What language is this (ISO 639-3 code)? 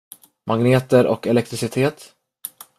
swe